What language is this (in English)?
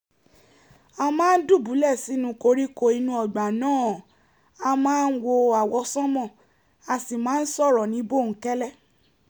Yoruba